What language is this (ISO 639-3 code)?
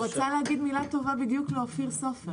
heb